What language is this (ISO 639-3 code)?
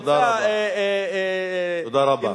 heb